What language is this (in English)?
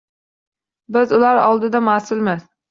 Uzbek